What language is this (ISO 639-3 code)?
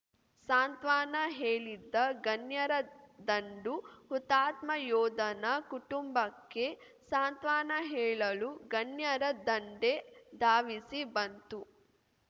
kan